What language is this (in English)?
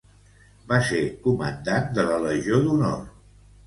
Catalan